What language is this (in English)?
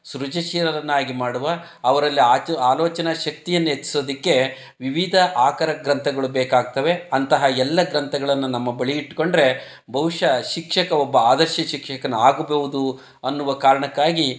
Kannada